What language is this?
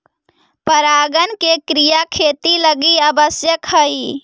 Magahi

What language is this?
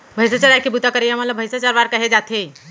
Chhattisgarhi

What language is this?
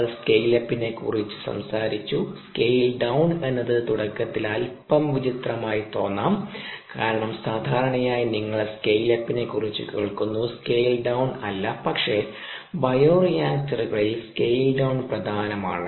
Malayalam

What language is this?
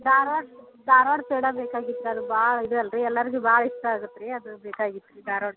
Kannada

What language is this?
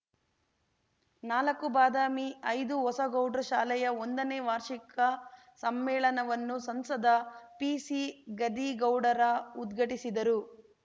Kannada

